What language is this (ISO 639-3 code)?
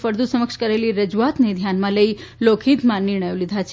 guj